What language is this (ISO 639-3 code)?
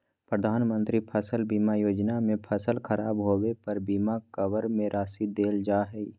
mag